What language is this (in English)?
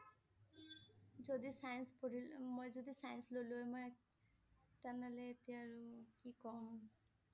Assamese